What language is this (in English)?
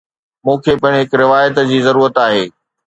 Sindhi